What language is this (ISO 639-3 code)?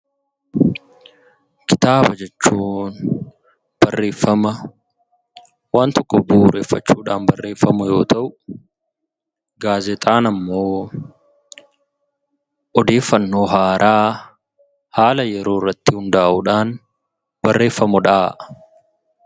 orm